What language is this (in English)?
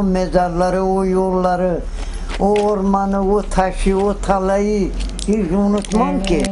Turkish